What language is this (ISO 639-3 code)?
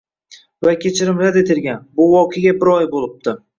uzb